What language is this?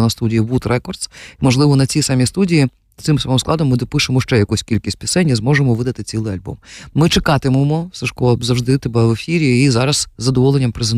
Ukrainian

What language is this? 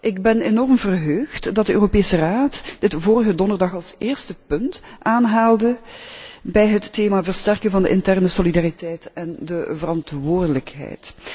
Dutch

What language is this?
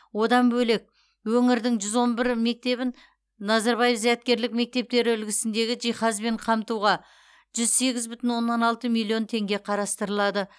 Kazakh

